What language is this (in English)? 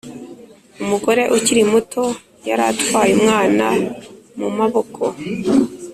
Kinyarwanda